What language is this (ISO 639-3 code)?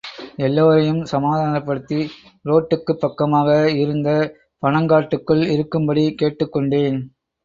tam